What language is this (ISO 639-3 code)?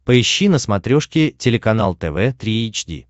rus